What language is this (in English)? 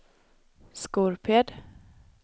Swedish